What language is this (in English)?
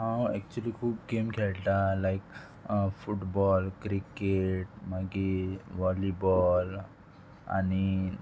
Konkani